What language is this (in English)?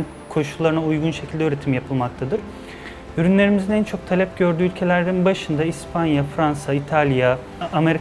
Turkish